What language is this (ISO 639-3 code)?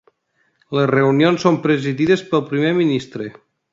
cat